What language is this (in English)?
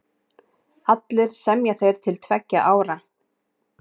Icelandic